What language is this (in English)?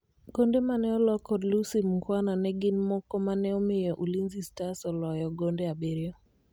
Luo (Kenya and Tanzania)